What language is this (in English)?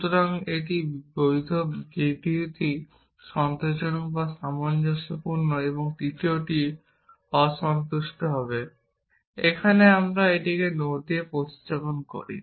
Bangla